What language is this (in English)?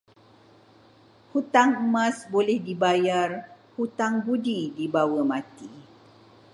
Malay